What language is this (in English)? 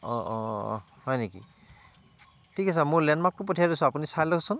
Assamese